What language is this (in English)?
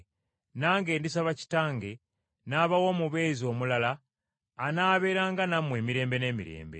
Ganda